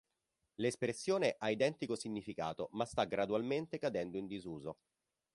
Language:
Italian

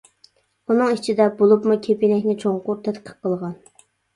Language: Uyghur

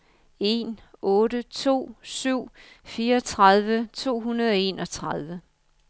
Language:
Danish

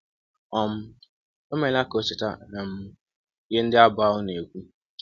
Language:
Igbo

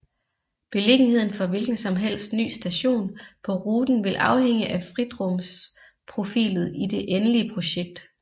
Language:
Danish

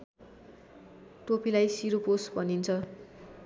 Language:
Nepali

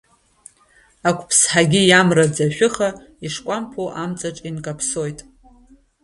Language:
Abkhazian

